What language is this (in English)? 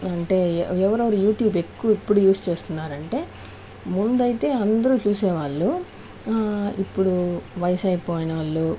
Telugu